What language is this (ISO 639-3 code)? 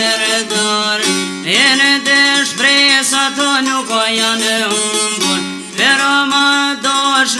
ara